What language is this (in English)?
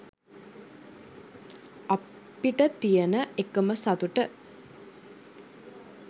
Sinhala